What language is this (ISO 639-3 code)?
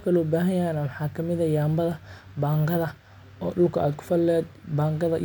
som